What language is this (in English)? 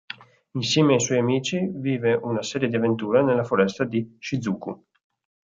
Italian